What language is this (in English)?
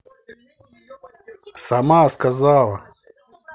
Russian